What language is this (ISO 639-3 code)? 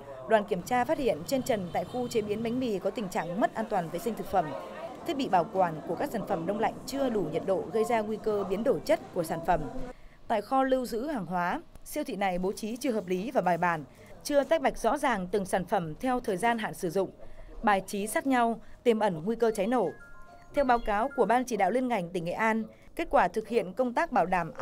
vie